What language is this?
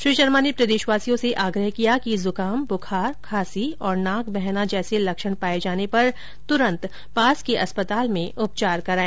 Hindi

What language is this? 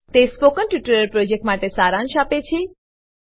Gujarati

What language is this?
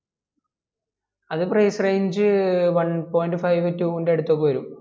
Malayalam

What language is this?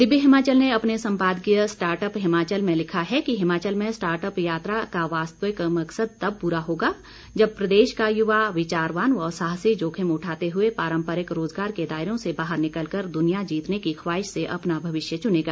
Hindi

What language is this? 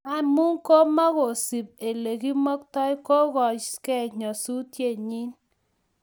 Kalenjin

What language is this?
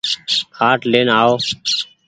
Goaria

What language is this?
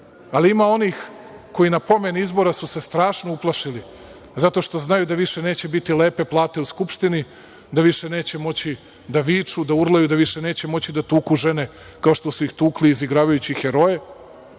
Serbian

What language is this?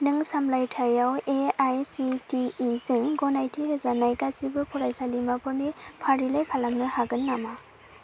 Bodo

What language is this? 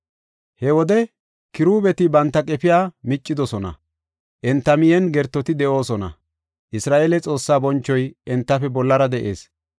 Gofa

